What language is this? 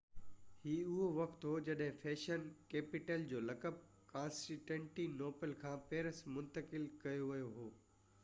Sindhi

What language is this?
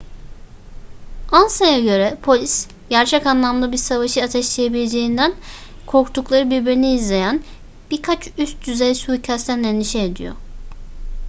Turkish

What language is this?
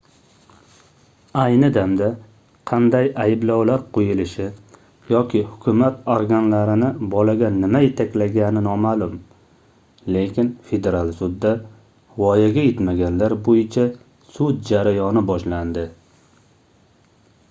Uzbek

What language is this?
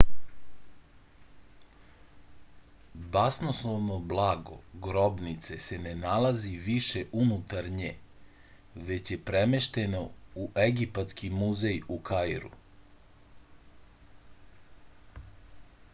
Serbian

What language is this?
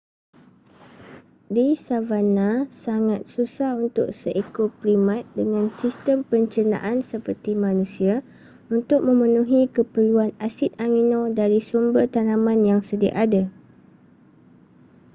Malay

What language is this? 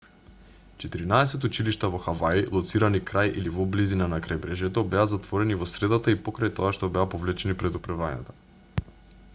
Macedonian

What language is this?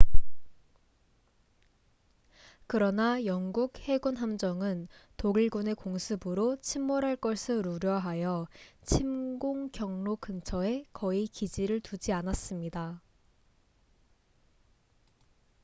Korean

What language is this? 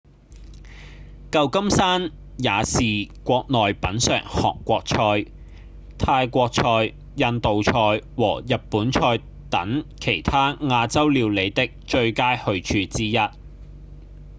Cantonese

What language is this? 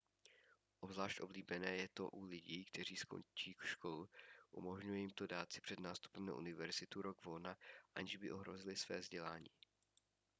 Czech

